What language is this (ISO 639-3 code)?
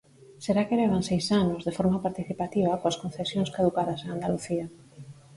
glg